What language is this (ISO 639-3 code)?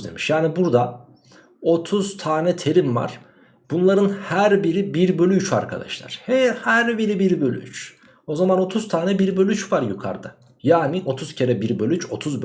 tur